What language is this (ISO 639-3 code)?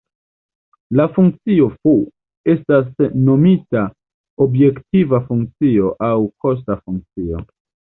epo